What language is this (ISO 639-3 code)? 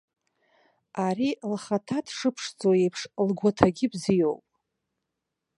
abk